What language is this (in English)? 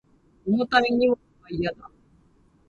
Japanese